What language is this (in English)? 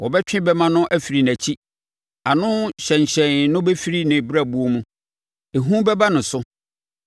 Akan